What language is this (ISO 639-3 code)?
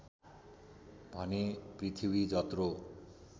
nep